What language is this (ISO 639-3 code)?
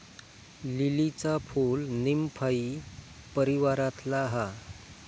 mar